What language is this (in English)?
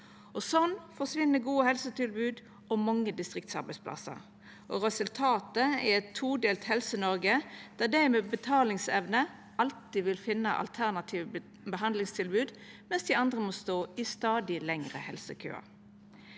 Norwegian